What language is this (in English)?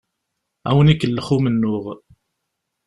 Kabyle